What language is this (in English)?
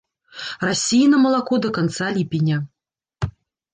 Belarusian